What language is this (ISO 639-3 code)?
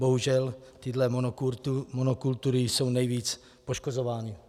ces